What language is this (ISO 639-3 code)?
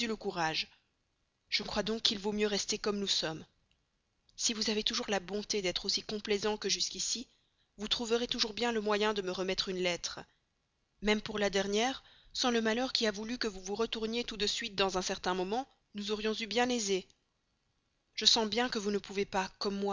fra